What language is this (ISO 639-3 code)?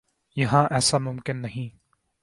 urd